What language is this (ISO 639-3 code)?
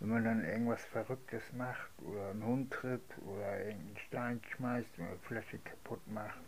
deu